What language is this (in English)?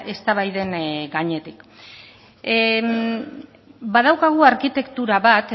Basque